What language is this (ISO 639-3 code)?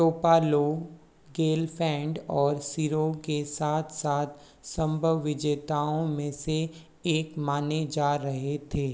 hin